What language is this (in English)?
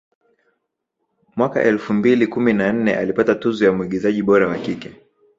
Swahili